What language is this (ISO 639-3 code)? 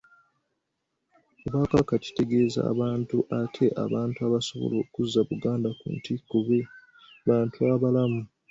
lug